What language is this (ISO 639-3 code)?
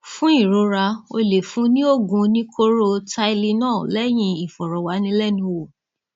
yor